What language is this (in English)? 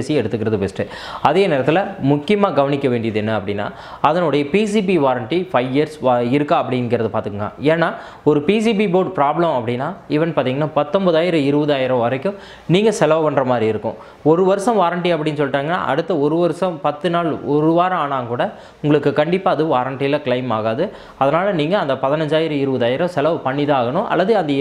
Tamil